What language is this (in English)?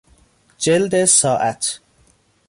Persian